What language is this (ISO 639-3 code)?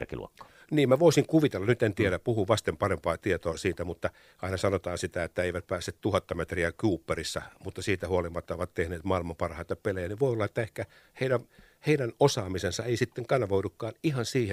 fin